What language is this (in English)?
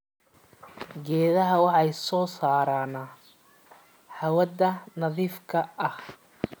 Somali